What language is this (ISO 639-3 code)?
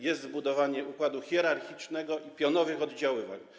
pol